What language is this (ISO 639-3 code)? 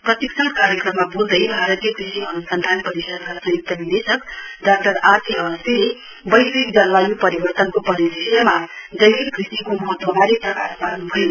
nep